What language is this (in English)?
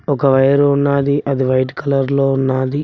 Telugu